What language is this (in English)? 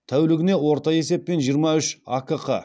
Kazakh